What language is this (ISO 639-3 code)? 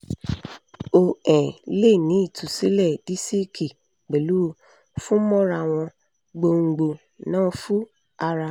yor